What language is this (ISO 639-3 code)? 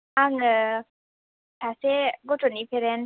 brx